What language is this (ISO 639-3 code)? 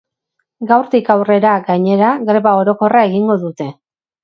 eus